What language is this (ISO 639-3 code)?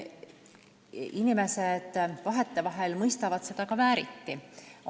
est